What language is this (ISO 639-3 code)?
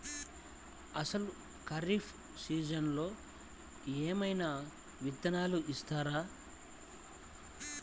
tel